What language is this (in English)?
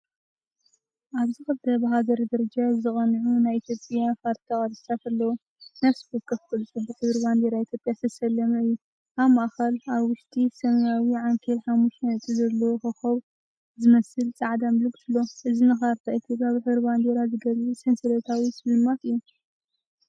Tigrinya